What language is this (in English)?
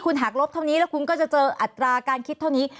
Thai